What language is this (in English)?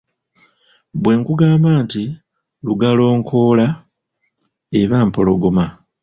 Ganda